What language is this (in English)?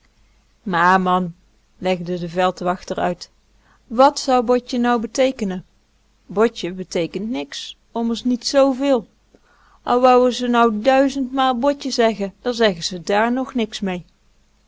Dutch